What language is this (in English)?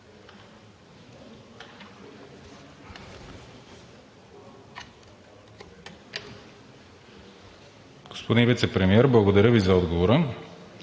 Bulgarian